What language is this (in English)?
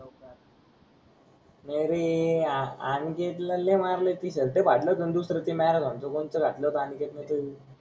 Marathi